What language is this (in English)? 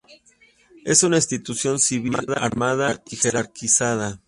Spanish